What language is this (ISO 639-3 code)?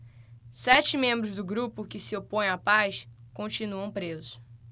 por